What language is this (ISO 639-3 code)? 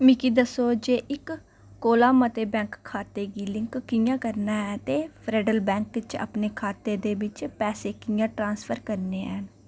doi